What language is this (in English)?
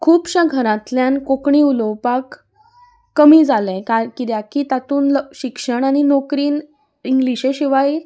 Konkani